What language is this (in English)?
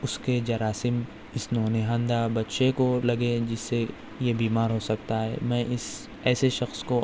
Urdu